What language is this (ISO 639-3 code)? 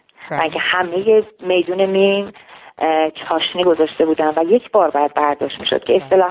fas